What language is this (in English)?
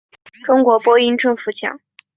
Chinese